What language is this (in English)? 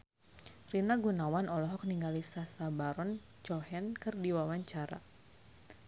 Sundanese